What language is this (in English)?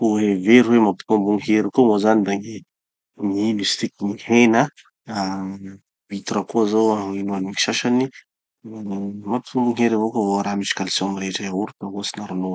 Tanosy Malagasy